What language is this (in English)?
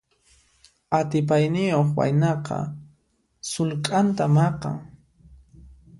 Puno Quechua